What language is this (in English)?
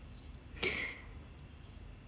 English